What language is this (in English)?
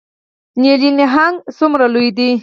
Pashto